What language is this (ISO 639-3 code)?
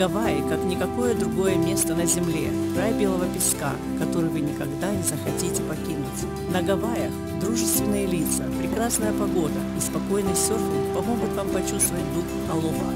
rus